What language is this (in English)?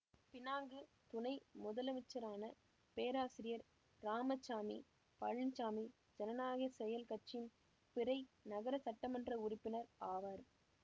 Tamil